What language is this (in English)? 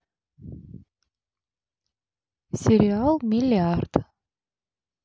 Russian